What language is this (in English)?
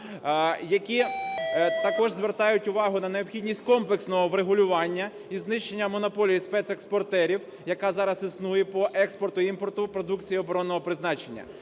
Ukrainian